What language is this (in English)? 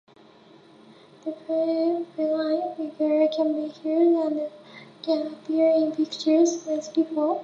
English